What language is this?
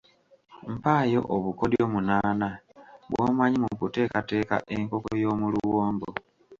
Ganda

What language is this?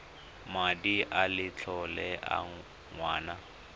Tswana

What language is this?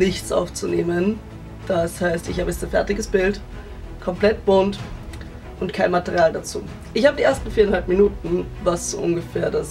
German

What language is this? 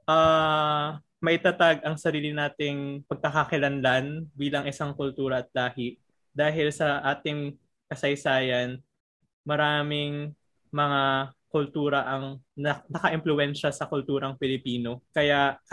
Filipino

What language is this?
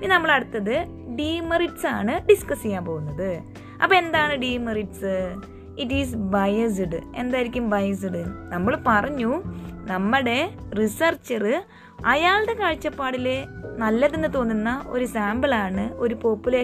Malayalam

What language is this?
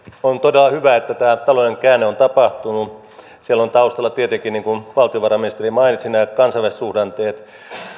Finnish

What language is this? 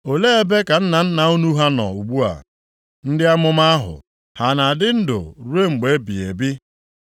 Igbo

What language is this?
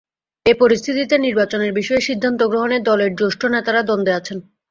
Bangla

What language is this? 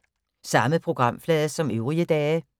Danish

